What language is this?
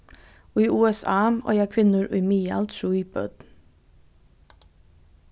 Faroese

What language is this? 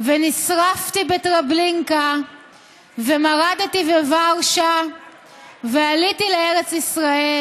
Hebrew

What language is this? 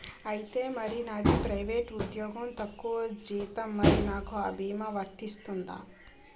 Telugu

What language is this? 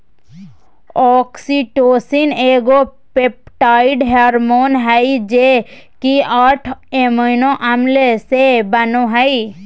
Magahi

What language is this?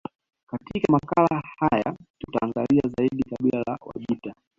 Swahili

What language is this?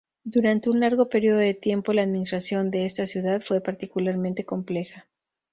Spanish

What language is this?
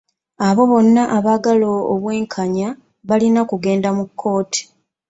Ganda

